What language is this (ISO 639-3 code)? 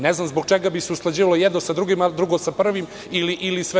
srp